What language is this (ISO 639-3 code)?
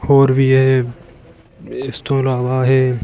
pan